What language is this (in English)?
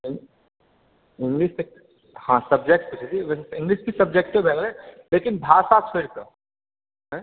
Maithili